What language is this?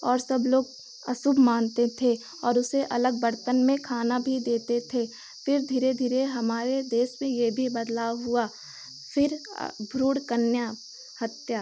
Hindi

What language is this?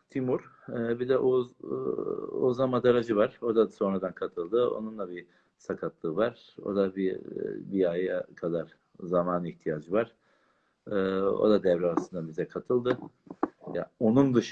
Turkish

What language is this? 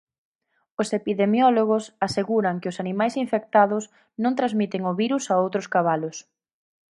Galician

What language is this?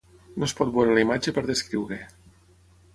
Catalan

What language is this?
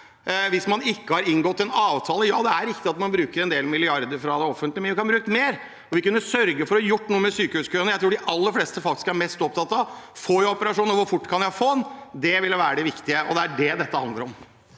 Norwegian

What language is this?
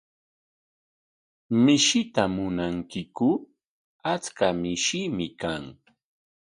Corongo Ancash Quechua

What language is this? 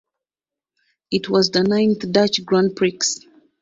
English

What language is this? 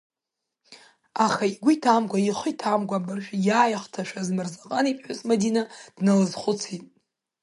Abkhazian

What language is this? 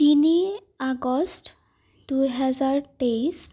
Assamese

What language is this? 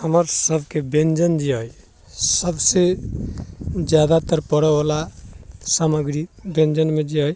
Maithili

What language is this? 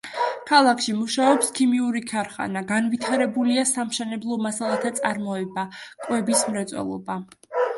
Georgian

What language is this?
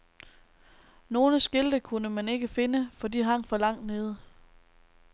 Danish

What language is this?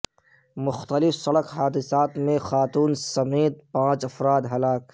Urdu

